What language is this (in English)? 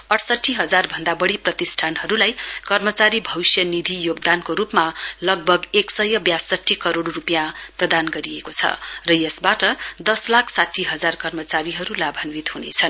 Nepali